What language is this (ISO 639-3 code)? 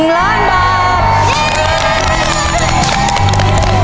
tha